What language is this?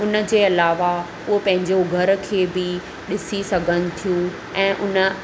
Sindhi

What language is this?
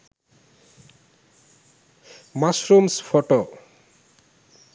Sinhala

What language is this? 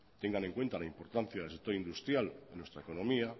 Spanish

